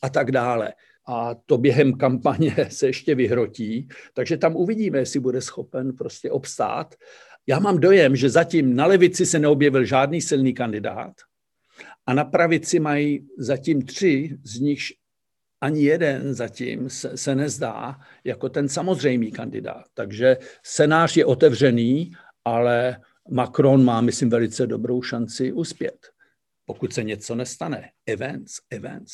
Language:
Czech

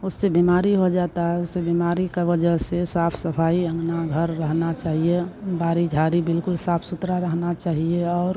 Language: Hindi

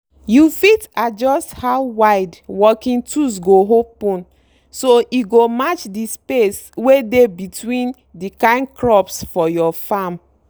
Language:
Nigerian Pidgin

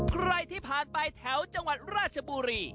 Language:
Thai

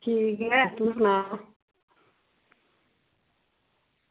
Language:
Dogri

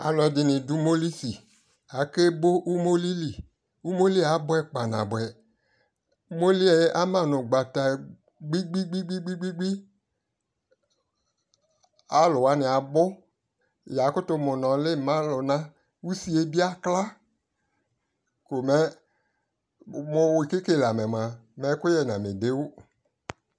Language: Ikposo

